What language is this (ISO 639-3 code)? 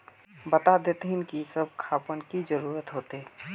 mag